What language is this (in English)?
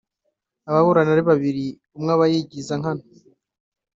Kinyarwanda